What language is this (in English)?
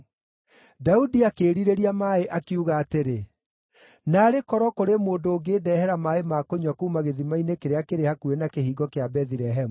Kikuyu